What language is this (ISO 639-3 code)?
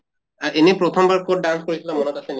asm